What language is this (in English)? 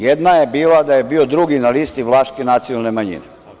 Serbian